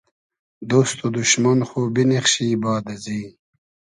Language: Hazaragi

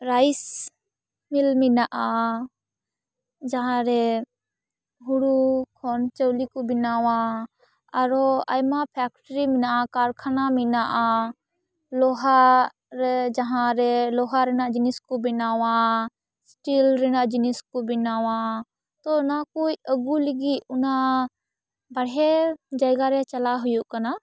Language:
Santali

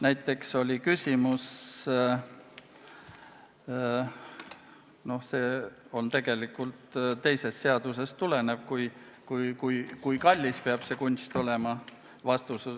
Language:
Estonian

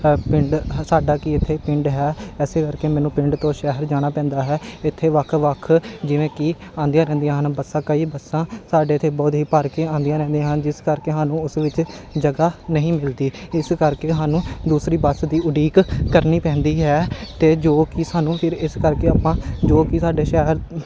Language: Punjabi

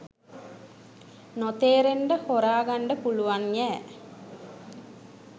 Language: Sinhala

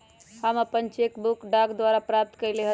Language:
Magahi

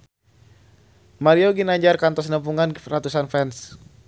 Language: Sundanese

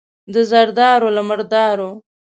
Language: Pashto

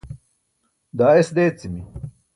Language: Burushaski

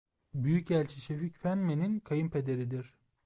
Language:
Turkish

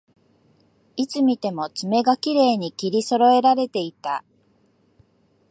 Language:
Japanese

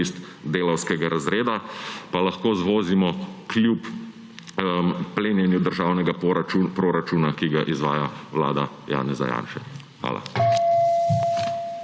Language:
Slovenian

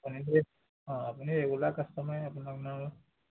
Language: Assamese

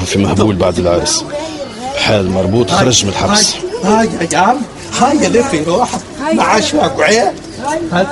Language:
Arabic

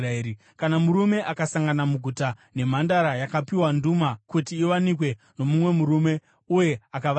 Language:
Shona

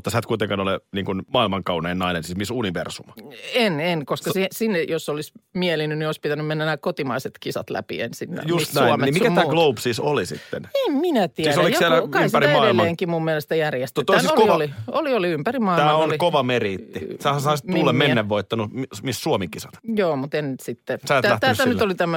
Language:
Finnish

